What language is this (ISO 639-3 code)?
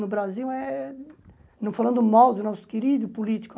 por